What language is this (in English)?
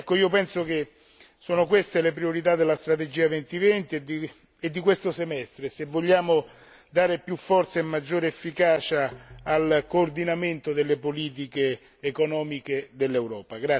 Italian